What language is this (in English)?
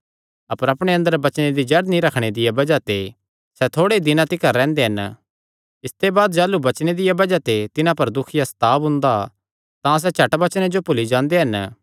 Kangri